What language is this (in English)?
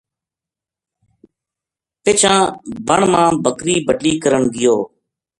Gujari